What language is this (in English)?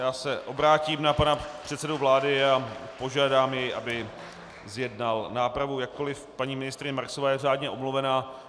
Czech